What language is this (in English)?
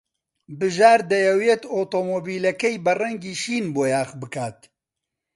Central Kurdish